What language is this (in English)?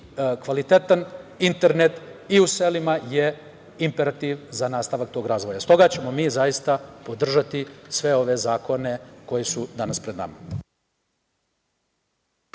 Serbian